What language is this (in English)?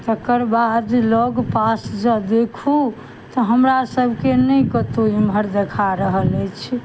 Maithili